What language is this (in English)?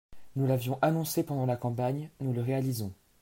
French